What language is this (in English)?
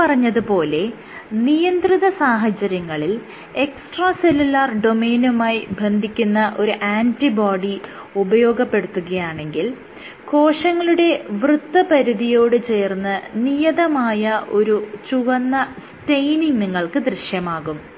Malayalam